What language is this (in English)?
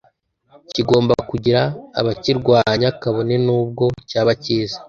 Kinyarwanda